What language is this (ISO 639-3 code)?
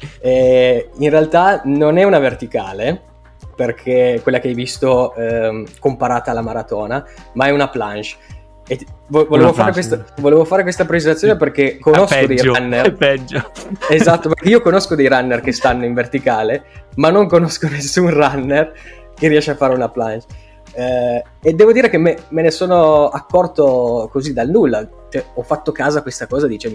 ita